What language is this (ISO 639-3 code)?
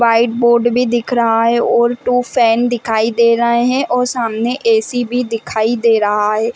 hin